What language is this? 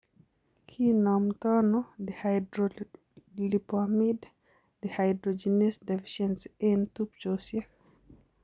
Kalenjin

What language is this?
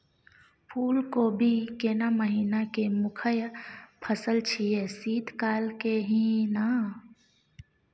Maithili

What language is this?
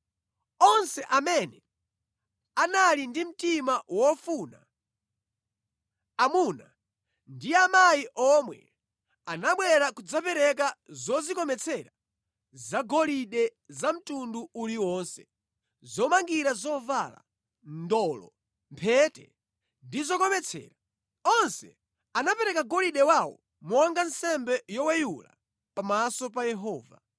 Nyanja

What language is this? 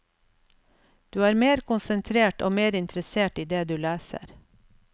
Norwegian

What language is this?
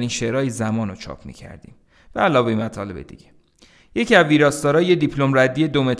Persian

